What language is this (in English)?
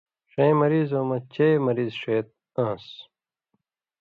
Indus Kohistani